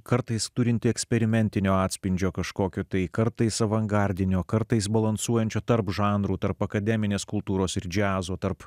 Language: Lithuanian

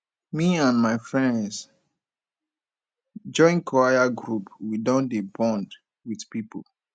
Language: Nigerian Pidgin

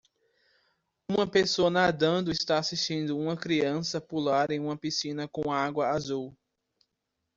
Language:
Portuguese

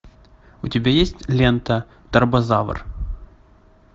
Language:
Russian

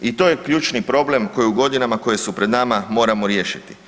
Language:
Croatian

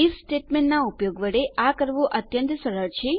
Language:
Gujarati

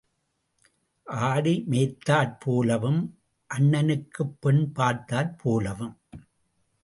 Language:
Tamil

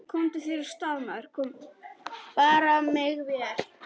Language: Icelandic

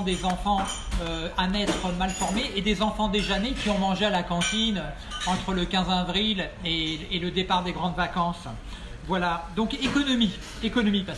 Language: French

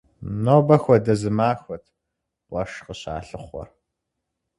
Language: Kabardian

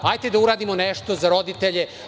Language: Serbian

